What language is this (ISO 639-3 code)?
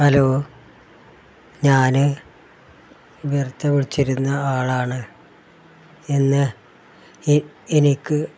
mal